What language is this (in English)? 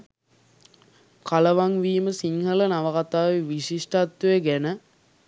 Sinhala